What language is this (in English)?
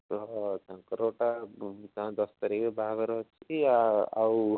Odia